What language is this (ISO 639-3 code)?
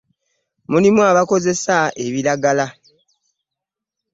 lug